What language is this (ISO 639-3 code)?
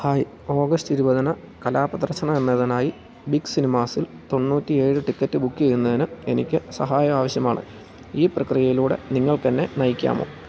mal